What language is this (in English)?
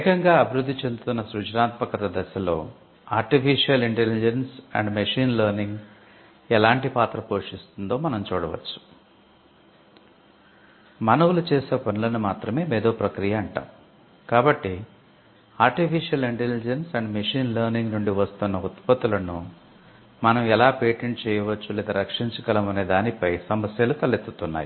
Telugu